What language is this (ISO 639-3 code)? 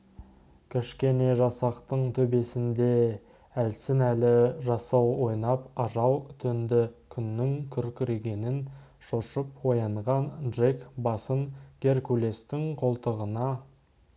kaz